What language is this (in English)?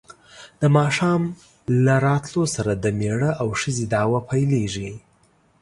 Pashto